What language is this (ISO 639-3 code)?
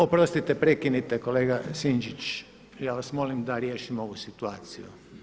hrv